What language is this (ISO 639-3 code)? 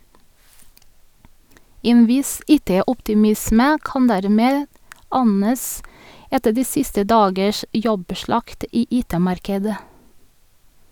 nor